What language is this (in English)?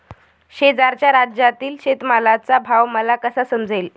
Marathi